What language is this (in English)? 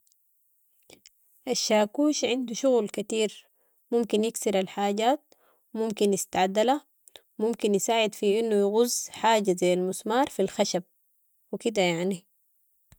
Sudanese Arabic